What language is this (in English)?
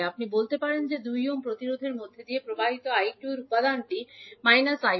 Bangla